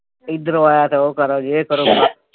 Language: Punjabi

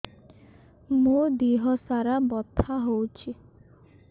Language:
Odia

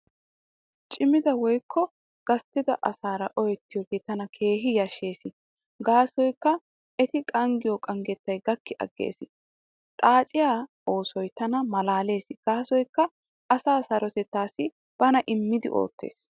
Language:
Wolaytta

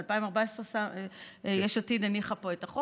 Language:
Hebrew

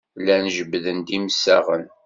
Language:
Kabyle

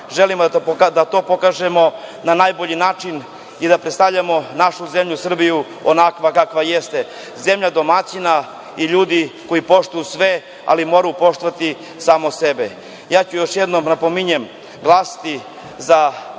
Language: Serbian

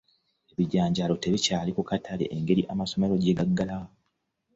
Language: Ganda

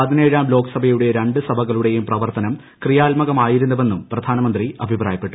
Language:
Malayalam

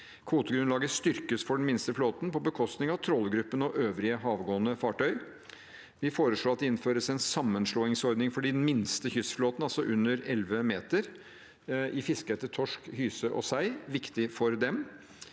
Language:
Norwegian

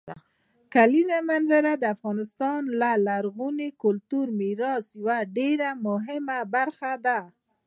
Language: Pashto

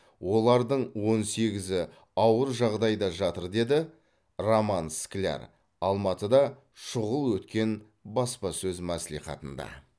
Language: Kazakh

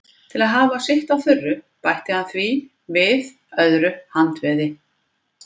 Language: Icelandic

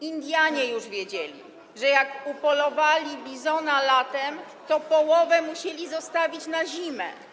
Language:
Polish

